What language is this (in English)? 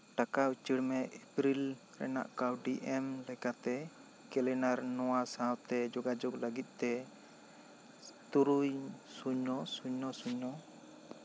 Santali